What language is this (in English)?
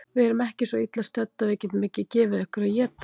Icelandic